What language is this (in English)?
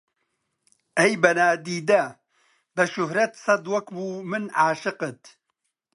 Central Kurdish